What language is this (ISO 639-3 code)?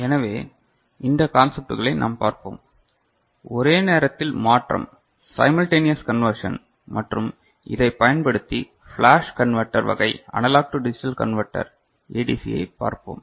tam